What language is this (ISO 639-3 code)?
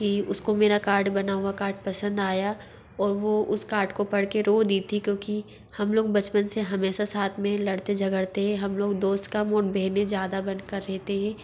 hin